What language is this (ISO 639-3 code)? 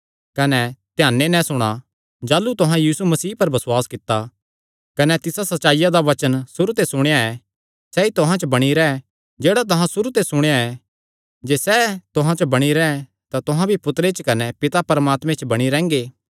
xnr